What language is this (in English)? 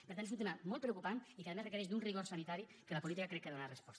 Catalan